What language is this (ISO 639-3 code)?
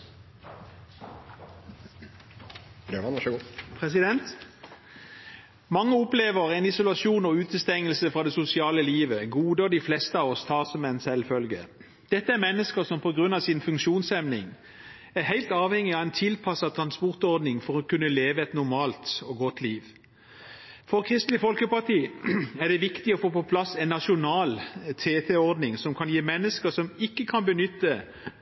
nob